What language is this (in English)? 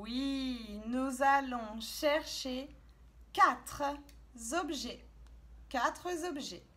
French